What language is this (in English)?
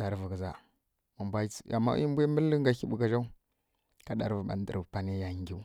Kirya-Konzəl